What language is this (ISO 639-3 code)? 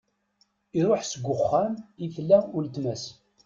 kab